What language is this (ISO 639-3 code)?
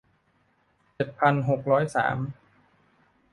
tha